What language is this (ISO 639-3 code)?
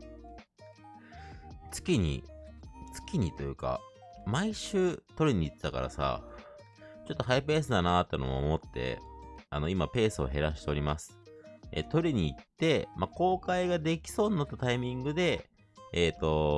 jpn